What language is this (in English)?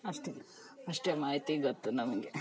Kannada